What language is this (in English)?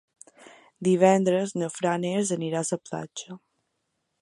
Catalan